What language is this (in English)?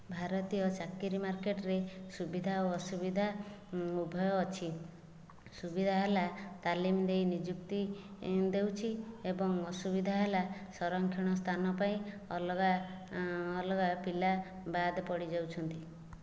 Odia